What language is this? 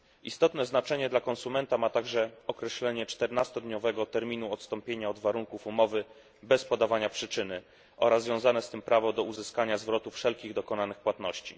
Polish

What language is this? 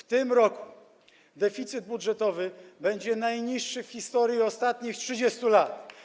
Polish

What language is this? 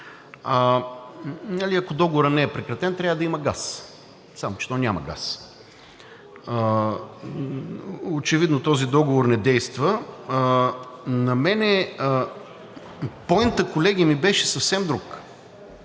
Bulgarian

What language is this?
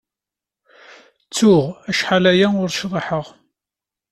Kabyle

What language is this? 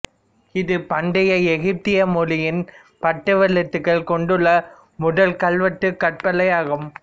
Tamil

